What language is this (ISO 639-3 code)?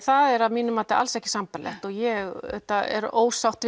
isl